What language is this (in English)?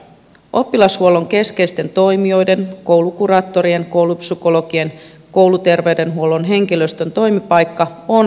Finnish